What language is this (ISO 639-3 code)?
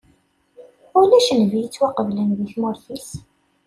kab